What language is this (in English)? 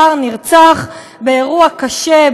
Hebrew